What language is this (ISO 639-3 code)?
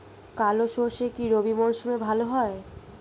ben